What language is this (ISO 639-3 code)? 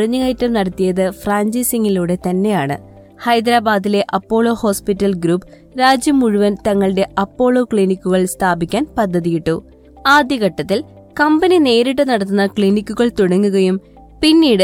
mal